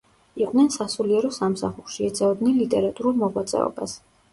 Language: Georgian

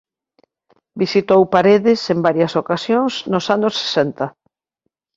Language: Galician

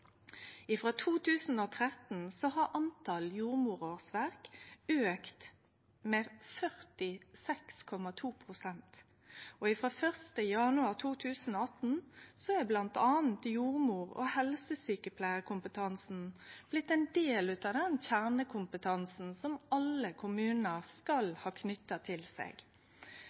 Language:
Norwegian Nynorsk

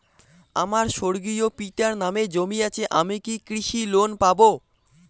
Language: Bangla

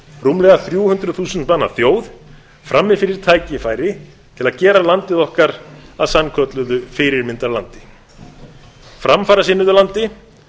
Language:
Icelandic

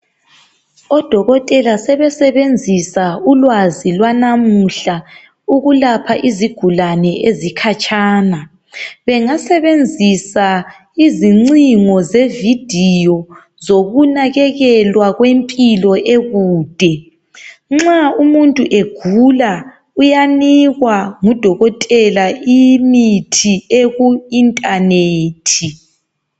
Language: North Ndebele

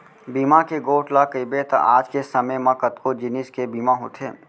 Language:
Chhattisgarhi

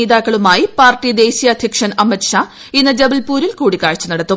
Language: Malayalam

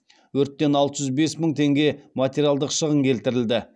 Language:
Kazakh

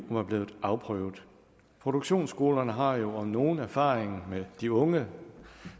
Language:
Danish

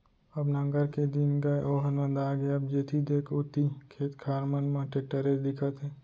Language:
Chhattisgarhi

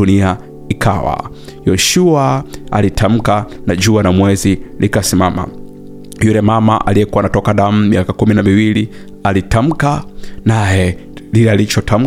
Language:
Swahili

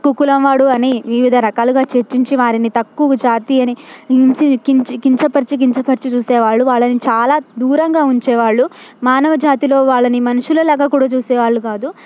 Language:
Telugu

